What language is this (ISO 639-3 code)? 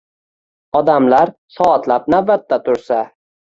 uzb